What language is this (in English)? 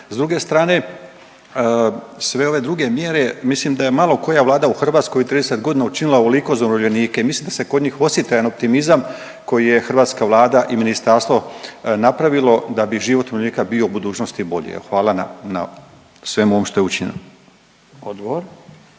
Croatian